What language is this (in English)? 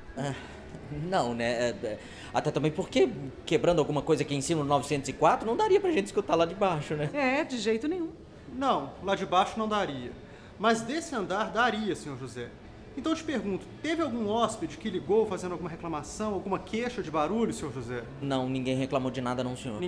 Portuguese